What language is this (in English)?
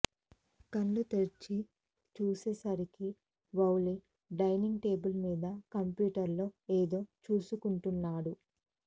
Telugu